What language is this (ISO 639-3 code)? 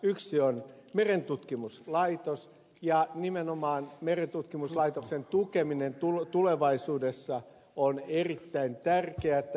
fin